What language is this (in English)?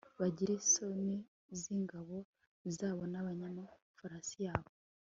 Kinyarwanda